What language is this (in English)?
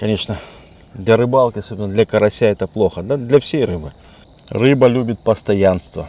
Russian